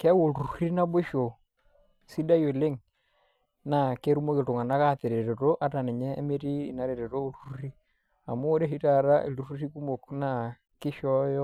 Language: Masai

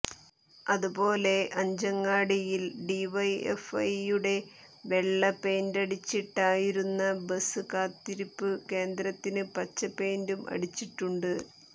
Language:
Malayalam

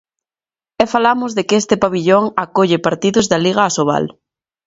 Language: Galician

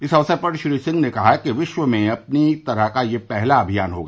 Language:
Hindi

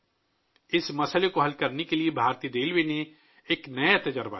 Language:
Urdu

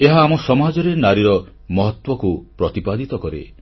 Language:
Odia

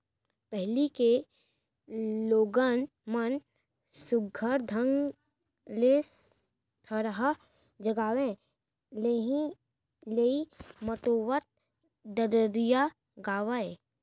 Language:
Chhattisgarhi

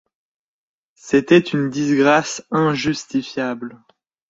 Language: French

